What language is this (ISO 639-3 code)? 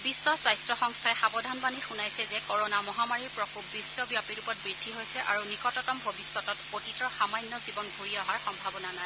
asm